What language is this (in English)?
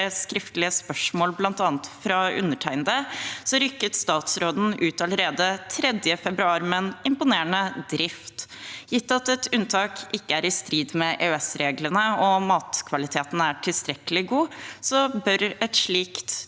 Norwegian